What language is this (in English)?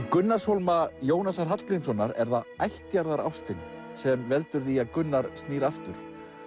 Icelandic